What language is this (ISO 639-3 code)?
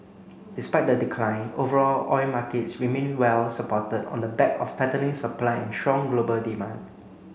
eng